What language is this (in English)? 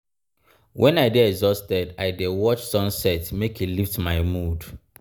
Nigerian Pidgin